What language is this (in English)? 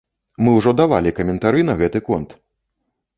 Belarusian